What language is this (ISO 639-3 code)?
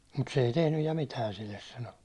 fin